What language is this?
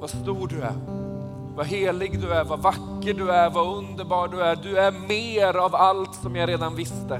Swedish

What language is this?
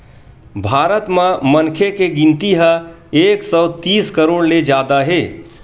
Chhattisgarhi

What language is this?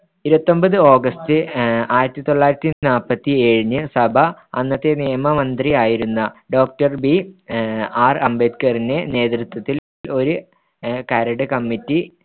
Malayalam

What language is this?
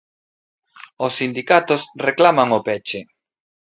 Galician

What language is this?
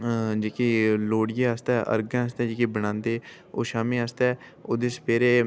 Dogri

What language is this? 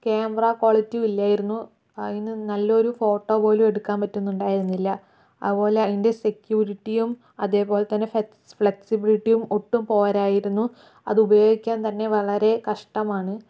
Malayalam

